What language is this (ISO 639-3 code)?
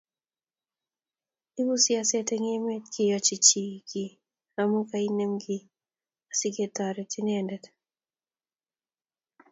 kln